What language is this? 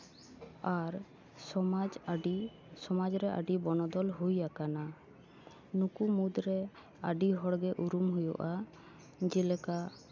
Santali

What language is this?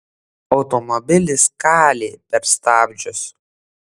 Lithuanian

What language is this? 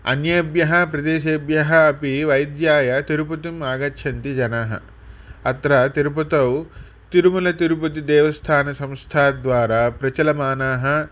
Sanskrit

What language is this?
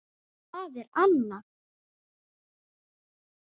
Icelandic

